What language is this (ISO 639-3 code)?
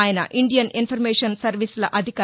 tel